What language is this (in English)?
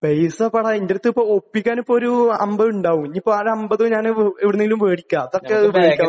Malayalam